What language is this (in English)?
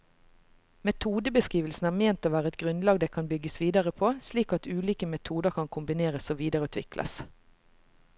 Norwegian